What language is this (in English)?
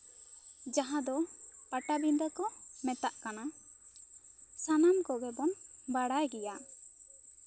Santali